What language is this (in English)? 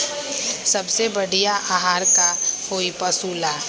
Magahi